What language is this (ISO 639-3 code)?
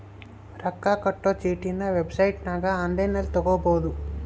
kan